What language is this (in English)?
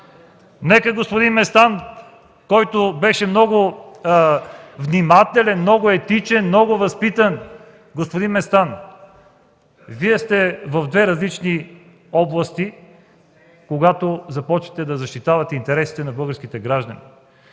Bulgarian